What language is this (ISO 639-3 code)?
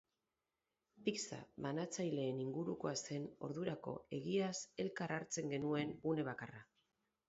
eus